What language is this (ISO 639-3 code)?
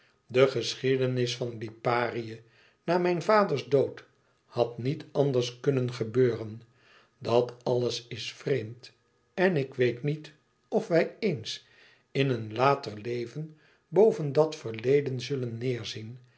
nld